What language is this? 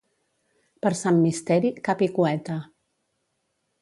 Catalan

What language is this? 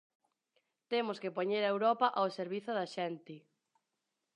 Galician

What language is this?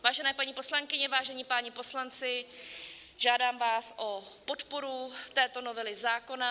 Czech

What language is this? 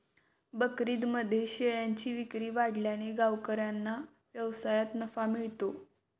Marathi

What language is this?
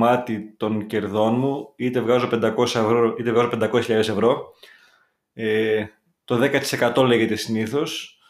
Greek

